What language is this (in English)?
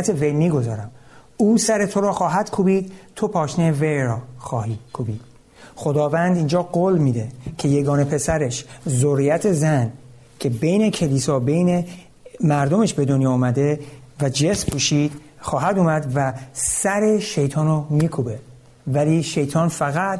Persian